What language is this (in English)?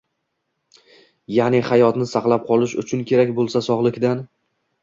Uzbek